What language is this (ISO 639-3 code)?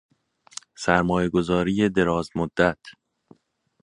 fas